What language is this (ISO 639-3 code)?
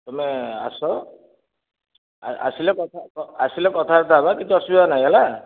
ori